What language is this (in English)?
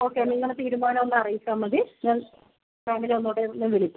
Malayalam